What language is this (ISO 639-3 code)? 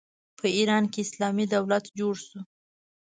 pus